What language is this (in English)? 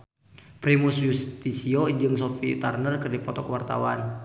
Sundanese